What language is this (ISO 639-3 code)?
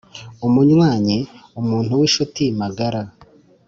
kin